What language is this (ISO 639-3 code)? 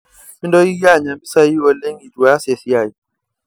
mas